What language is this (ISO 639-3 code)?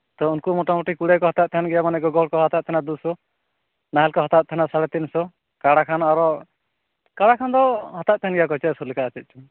sat